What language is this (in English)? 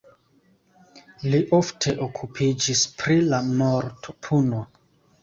Esperanto